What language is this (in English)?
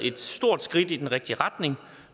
Danish